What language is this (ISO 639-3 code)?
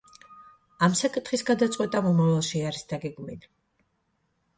kat